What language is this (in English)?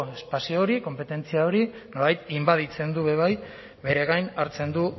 Basque